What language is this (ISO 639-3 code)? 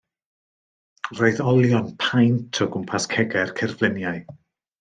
cym